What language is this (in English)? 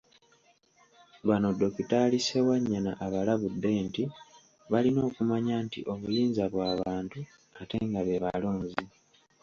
Ganda